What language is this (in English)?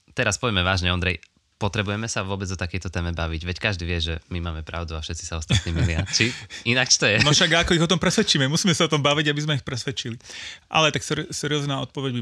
Slovak